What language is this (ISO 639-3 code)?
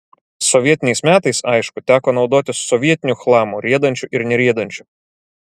lit